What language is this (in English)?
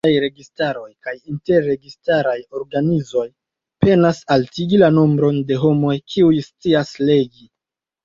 Esperanto